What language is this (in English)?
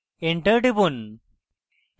Bangla